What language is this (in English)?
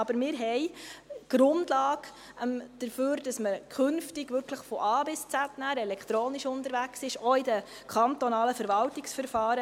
Swiss German